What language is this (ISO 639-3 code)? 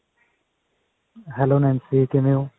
pan